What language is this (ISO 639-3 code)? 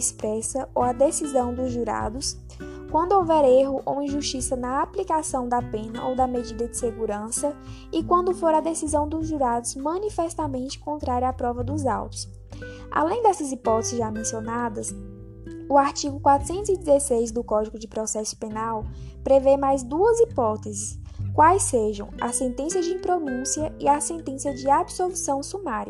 por